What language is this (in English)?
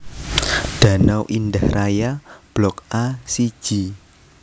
Javanese